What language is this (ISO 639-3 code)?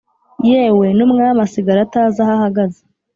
kin